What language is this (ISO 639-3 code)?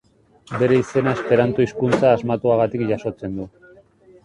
eus